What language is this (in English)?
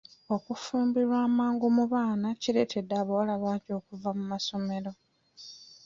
Ganda